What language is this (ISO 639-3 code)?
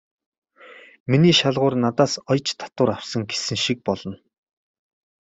mon